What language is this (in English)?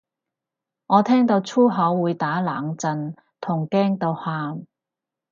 Cantonese